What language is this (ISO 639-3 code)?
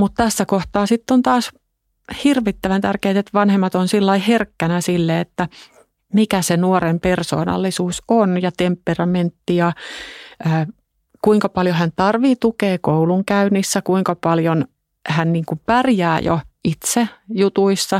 fin